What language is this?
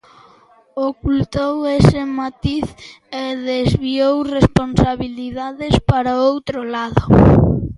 Galician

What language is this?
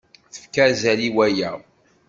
Kabyle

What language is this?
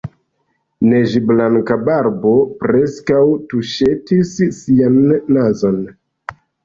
Esperanto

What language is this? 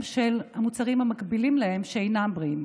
Hebrew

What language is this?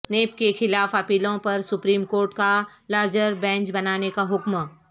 Urdu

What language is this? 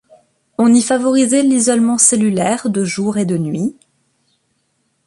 French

